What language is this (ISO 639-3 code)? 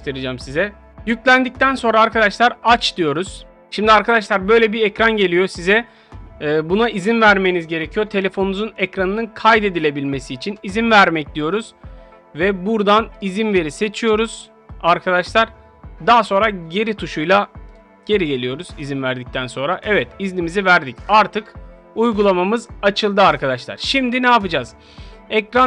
tur